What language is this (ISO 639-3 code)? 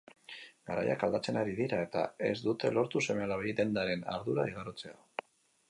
eus